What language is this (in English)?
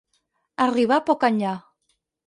Catalan